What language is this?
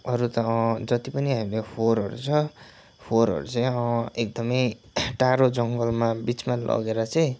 Nepali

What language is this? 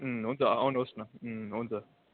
Nepali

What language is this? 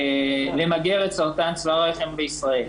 Hebrew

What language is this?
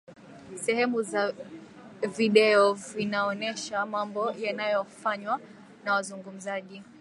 Swahili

